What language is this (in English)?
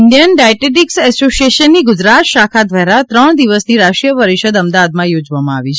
Gujarati